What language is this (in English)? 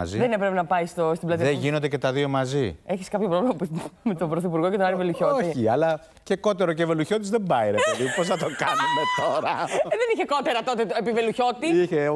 Greek